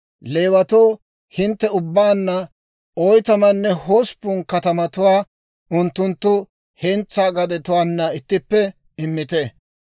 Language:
Dawro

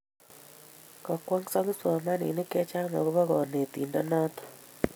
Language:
Kalenjin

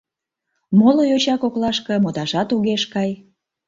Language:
Mari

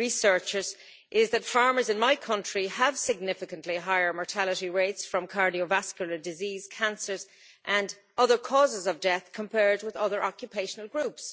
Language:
English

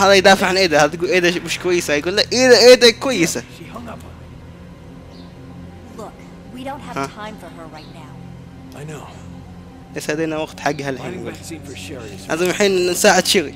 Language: Arabic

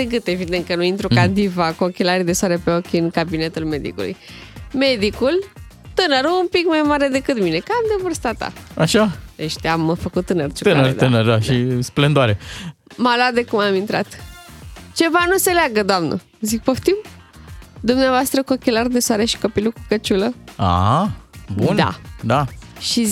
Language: Romanian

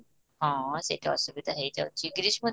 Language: Odia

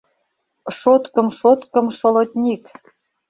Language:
Mari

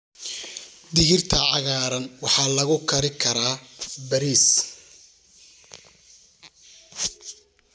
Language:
Somali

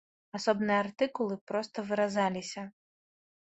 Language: Belarusian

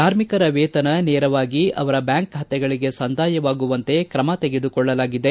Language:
Kannada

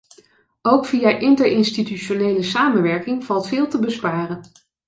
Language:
Dutch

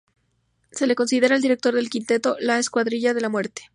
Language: Spanish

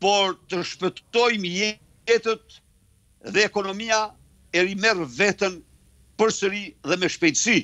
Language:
Romanian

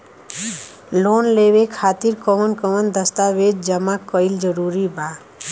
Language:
Bhojpuri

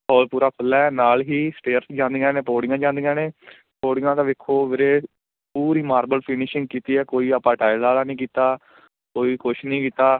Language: Punjabi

